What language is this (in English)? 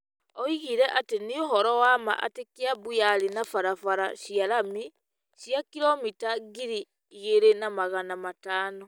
Kikuyu